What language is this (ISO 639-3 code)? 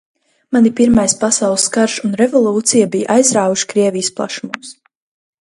lav